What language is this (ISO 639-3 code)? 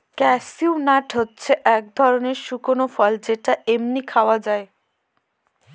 ben